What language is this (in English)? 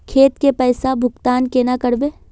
Magahi